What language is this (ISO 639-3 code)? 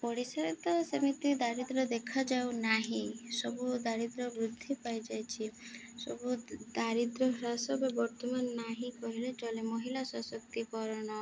ori